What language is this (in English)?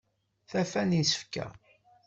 Kabyle